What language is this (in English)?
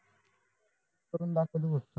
Marathi